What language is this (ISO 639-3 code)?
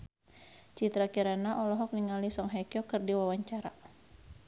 sun